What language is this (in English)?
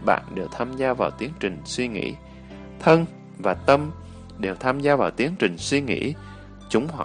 Vietnamese